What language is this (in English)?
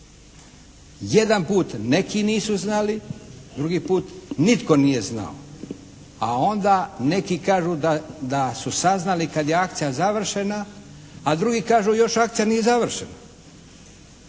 Croatian